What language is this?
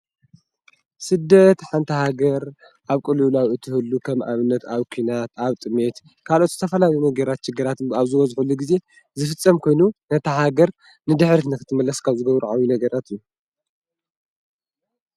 Tigrinya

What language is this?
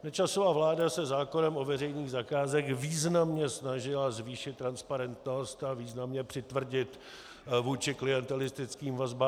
Czech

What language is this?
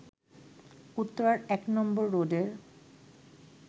Bangla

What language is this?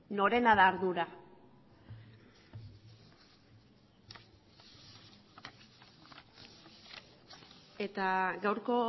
Basque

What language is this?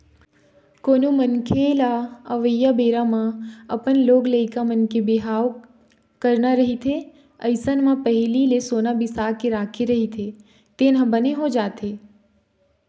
Chhattisgarhi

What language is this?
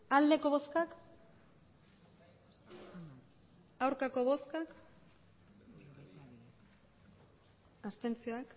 Basque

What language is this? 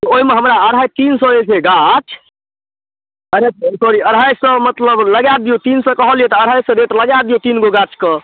Maithili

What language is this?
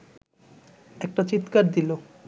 Bangla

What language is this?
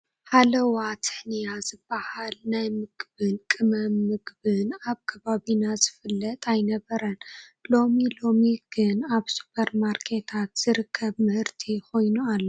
Tigrinya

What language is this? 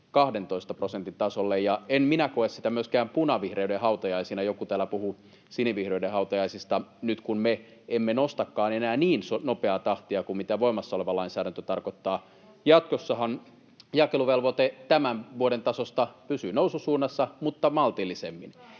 Finnish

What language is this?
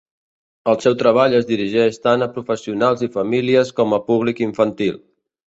Catalan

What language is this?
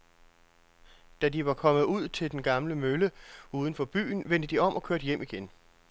Danish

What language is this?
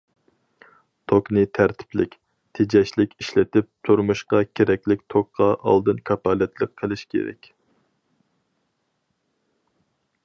Uyghur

